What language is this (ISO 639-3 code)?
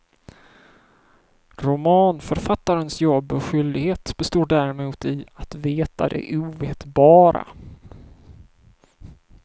swe